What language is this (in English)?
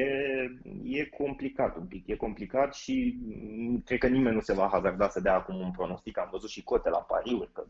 Romanian